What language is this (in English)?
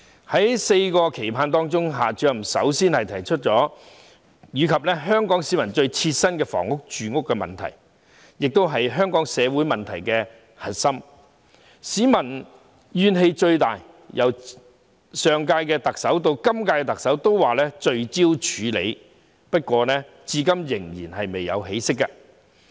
Cantonese